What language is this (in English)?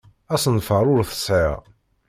Kabyle